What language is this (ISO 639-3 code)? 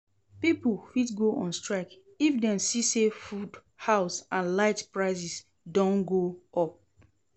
pcm